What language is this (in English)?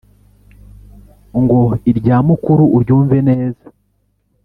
Kinyarwanda